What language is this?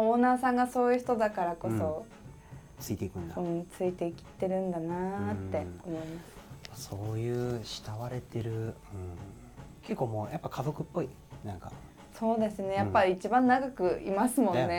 Japanese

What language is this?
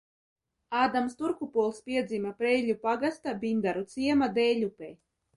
Latvian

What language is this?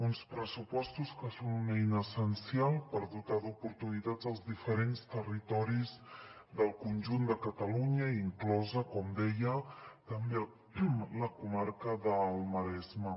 Catalan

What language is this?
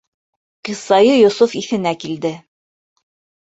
Bashkir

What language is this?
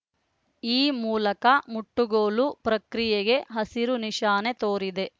Kannada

